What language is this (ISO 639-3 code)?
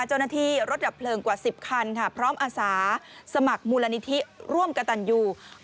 tha